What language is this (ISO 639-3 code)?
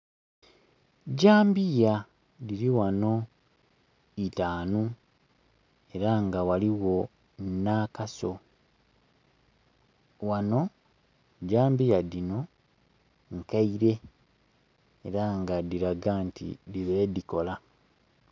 xog